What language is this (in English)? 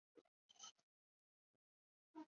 Chinese